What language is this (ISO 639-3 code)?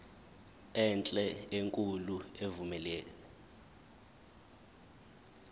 zul